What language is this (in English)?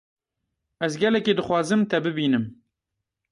Kurdish